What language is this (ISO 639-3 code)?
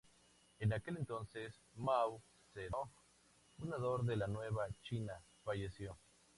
spa